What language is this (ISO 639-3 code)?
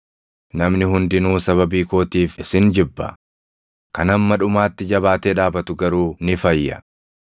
orm